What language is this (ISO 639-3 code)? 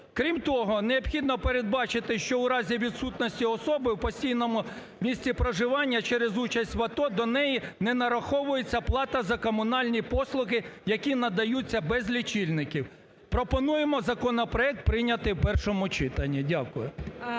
ukr